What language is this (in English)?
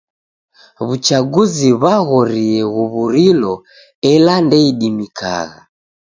Taita